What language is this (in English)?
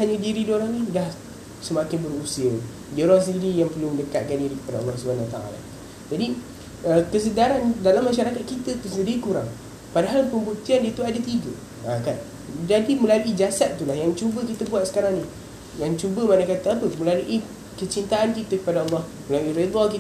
Malay